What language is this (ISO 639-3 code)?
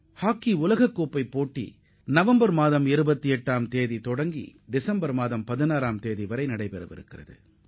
tam